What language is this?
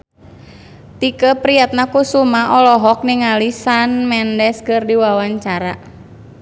Sundanese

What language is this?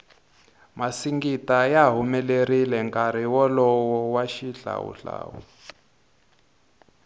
Tsonga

